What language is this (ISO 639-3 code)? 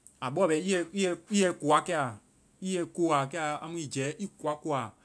vai